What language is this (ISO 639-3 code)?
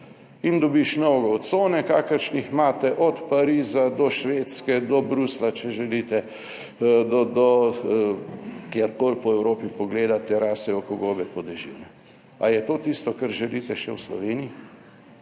slv